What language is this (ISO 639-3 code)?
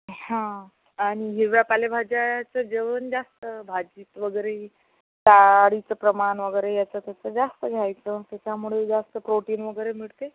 mar